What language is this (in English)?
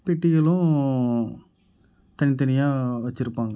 Tamil